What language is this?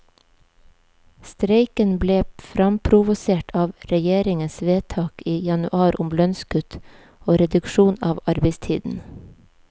Norwegian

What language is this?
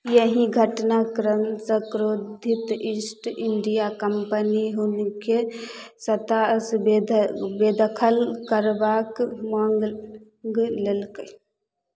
Maithili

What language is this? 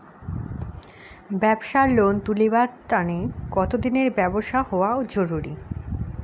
Bangla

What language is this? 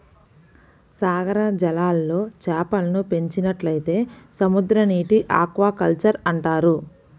Telugu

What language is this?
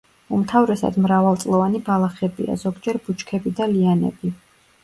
Georgian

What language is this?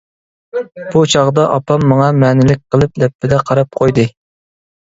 Uyghur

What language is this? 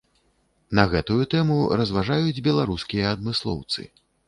Belarusian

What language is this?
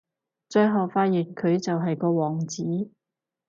Cantonese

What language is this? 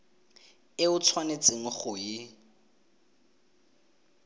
Tswana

